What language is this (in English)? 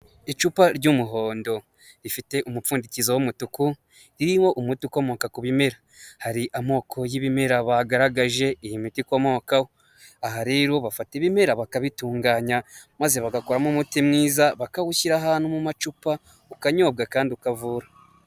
Kinyarwanda